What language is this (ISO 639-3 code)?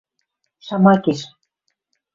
mrj